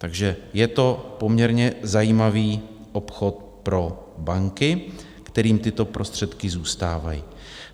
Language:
Czech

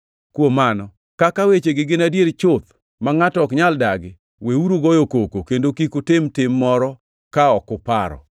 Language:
Luo (Kenya and Tanzania)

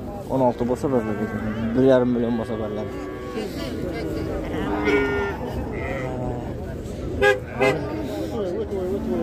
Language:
Turkish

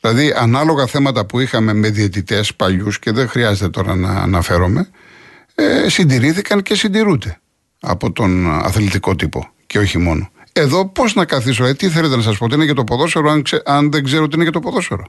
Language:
Greek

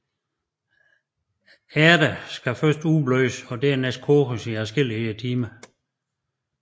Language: Danish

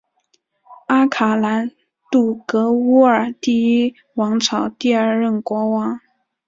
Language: Chinese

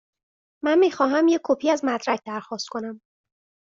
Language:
Persian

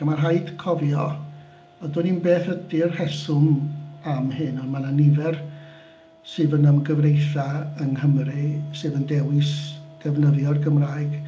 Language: Welsh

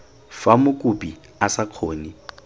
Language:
Tswana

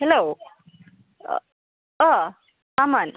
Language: Bodo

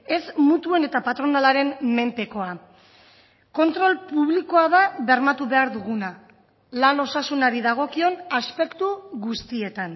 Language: Basque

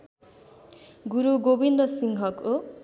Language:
Nepali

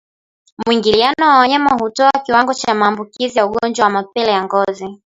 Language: Swahili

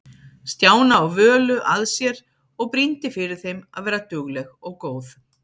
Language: Icelandic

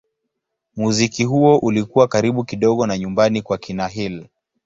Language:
Swahili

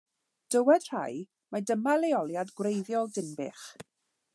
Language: Welsh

